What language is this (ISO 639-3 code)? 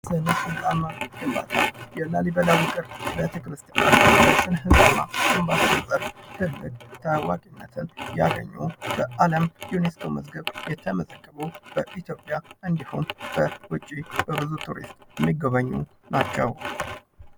amh